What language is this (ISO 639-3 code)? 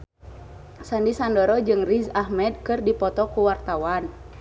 sun